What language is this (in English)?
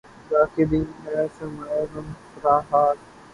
Urdu